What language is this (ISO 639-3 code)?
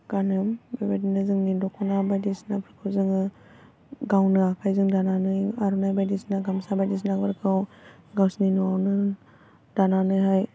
brx